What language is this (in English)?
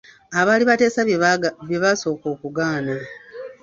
Ganda